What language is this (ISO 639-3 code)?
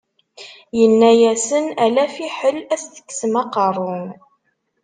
kab